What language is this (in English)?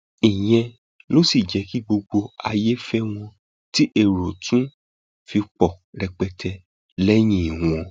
Yoruba